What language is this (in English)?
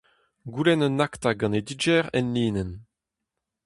Breton